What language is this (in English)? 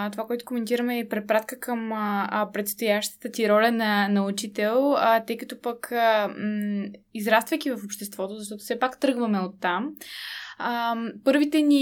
Bulgarian